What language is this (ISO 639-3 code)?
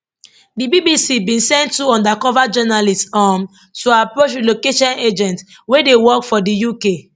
pcm